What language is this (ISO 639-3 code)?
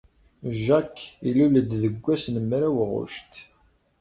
kab